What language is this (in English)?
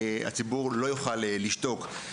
Hebrew